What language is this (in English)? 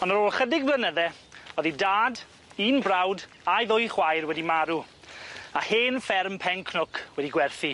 Welsh